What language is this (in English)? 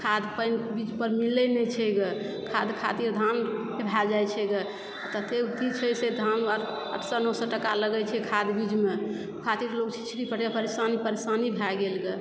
Maithili